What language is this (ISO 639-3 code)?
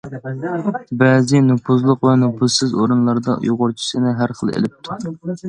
uig